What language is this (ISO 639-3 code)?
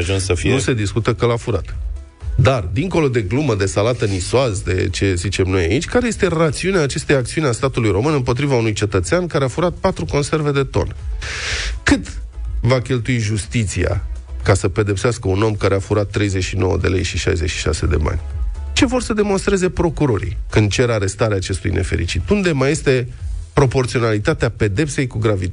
ron